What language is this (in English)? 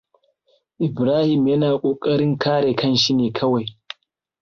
Hausa